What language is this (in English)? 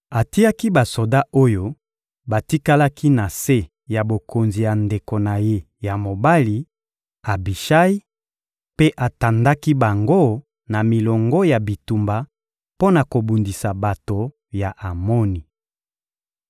Lingala